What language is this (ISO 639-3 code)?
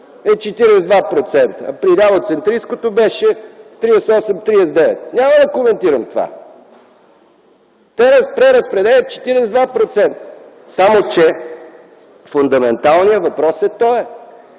bul